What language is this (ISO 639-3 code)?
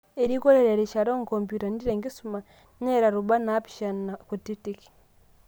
mas